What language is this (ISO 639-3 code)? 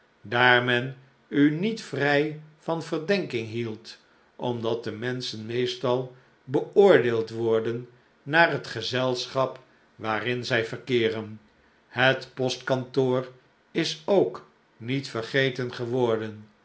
nld